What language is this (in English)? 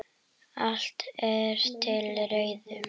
Icelandic